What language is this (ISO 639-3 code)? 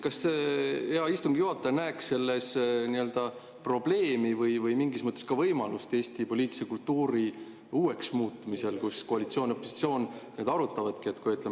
est